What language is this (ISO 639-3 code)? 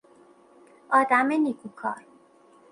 fas